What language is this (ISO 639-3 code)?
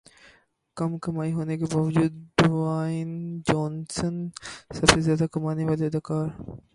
urd